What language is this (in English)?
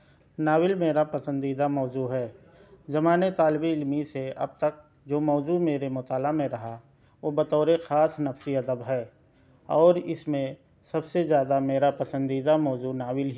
Urdu